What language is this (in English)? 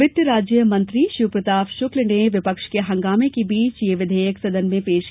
Hindi